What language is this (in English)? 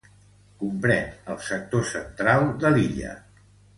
Catalan